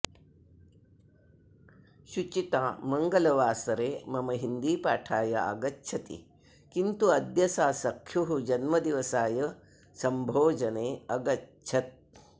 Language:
Sanskrit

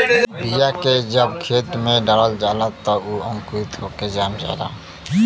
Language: Bhojpuri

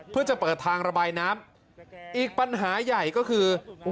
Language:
Thai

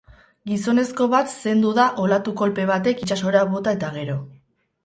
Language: Basque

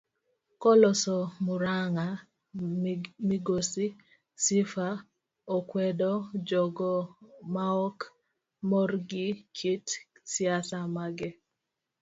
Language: Luo (Kenya and Tanzania)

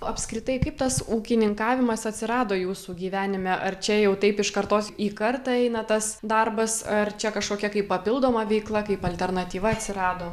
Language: Lithuanian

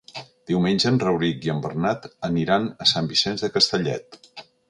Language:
Catalan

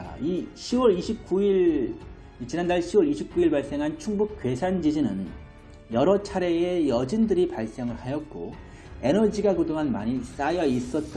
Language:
Korean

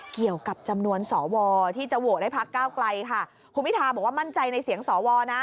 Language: Thai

